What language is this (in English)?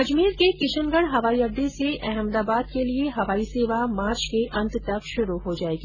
Hindi